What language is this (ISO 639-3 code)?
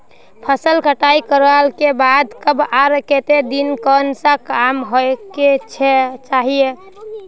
mag